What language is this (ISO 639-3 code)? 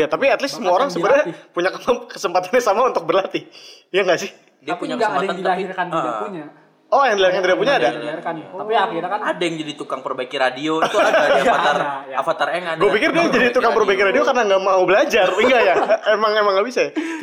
ind